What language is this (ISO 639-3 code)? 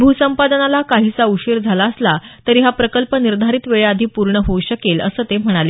mar